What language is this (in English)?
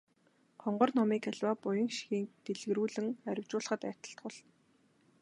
Mongolian